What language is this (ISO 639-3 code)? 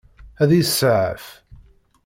kab